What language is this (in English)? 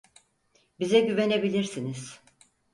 Turkish